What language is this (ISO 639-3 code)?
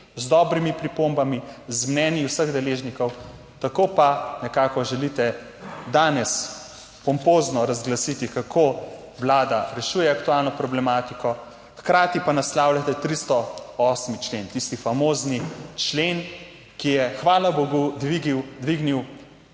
slv